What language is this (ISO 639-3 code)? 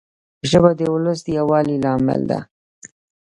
pus